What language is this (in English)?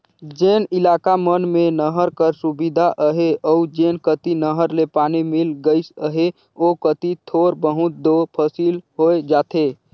Chhattisgarhi